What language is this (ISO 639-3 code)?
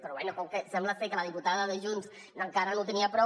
cat